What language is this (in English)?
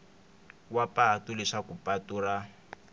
Tsonga